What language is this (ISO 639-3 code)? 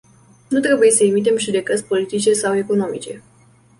ron